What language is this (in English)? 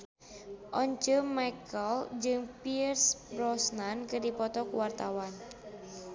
Sundanese